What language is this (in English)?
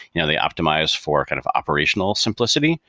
English